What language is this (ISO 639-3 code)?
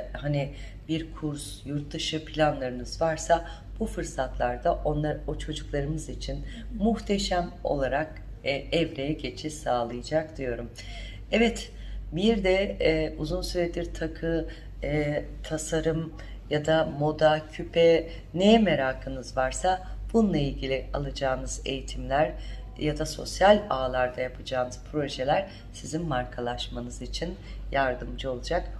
tur